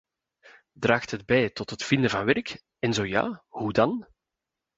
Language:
Dutch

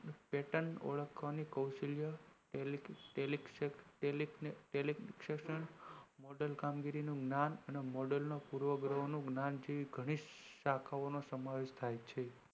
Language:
Gujarati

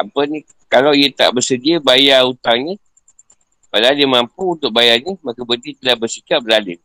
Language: Malay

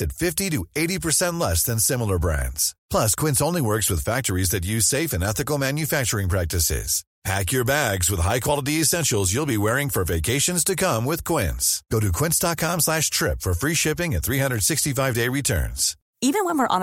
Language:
Swedish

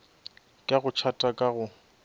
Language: Northern Sotho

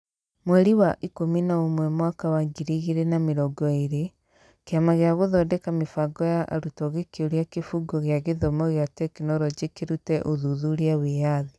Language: Kikuyu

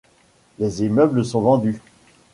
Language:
French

